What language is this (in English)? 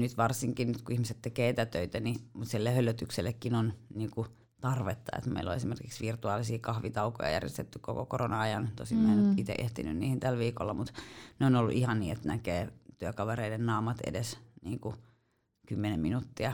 Finnish